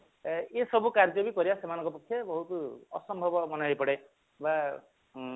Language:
Odia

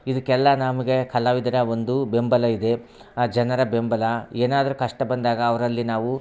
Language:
Kannada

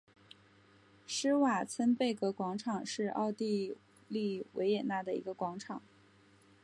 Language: Chinese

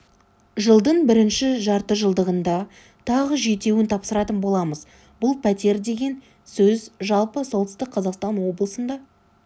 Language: Kazakh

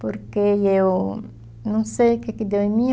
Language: Portuguese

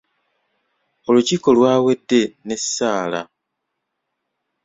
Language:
Ganda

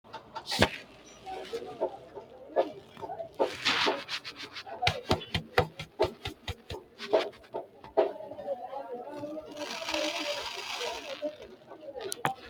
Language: Sidamo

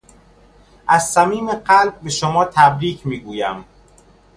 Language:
Persian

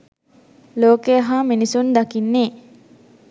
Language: Sinhala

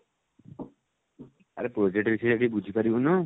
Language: Odia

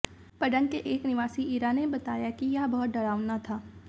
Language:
Hindi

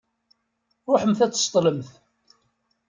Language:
Kabyle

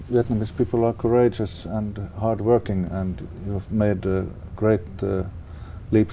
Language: Vietnamese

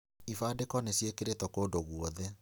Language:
Kikuyu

